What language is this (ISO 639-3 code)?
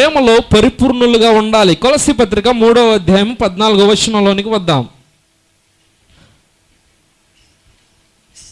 ind